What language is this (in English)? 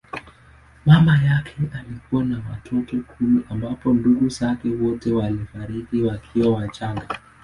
Swahili